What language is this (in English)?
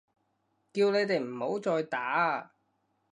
Cantonese